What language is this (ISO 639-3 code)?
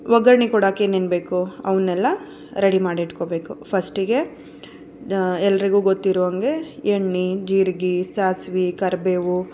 kan